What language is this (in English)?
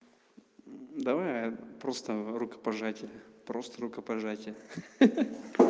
Russian